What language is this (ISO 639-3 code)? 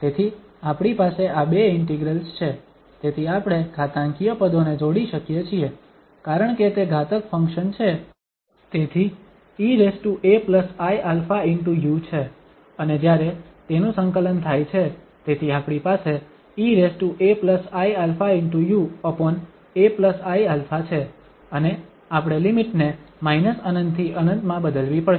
guj